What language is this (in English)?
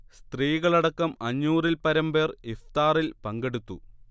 Malayalam